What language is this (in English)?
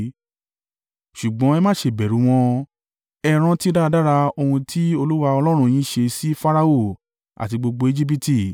Yoruba